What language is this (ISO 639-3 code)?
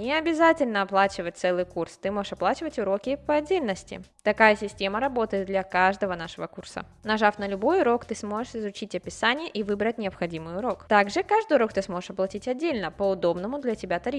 rus